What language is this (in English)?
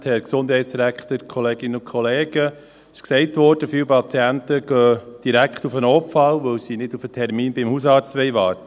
Swiss German